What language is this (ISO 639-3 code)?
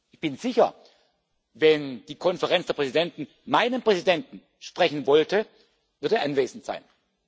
deu